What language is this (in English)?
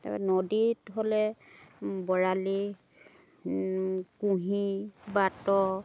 Assamese